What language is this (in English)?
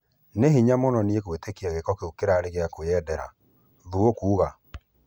Kikuyu